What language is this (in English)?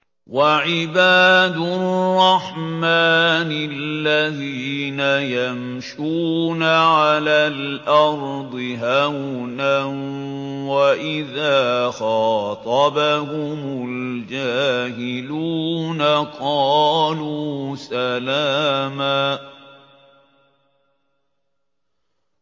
Arabic